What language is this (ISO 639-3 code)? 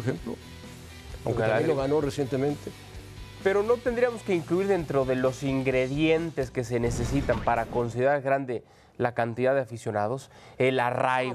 spa